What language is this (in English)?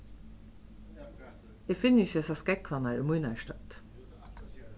Faroese